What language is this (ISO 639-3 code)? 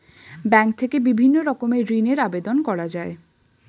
ben